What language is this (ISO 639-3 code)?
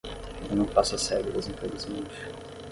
por